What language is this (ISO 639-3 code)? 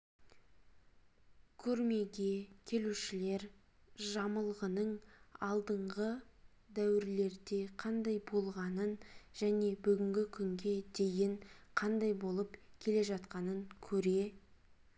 kaz